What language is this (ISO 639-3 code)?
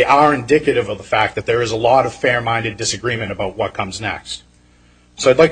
eng